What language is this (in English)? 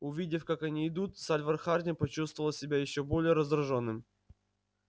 Russian